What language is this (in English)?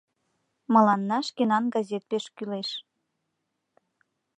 Mari